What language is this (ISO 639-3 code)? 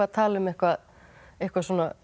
isl